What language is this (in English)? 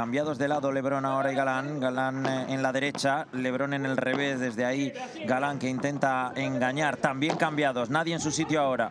Spanish